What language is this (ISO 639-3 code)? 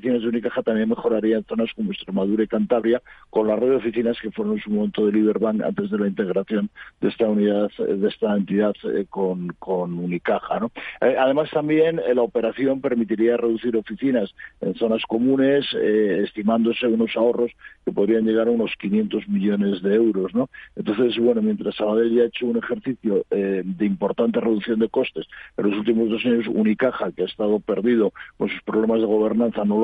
spa